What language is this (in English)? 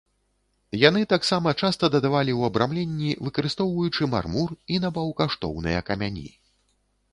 Belarusian